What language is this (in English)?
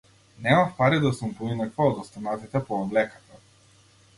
Macedonian